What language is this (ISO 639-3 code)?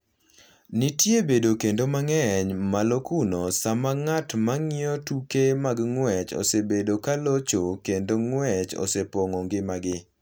luo